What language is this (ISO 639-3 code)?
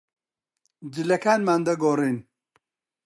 ckb